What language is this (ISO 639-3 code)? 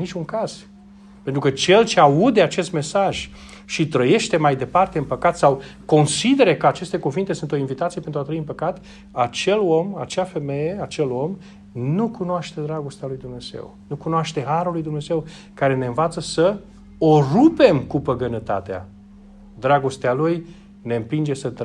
ron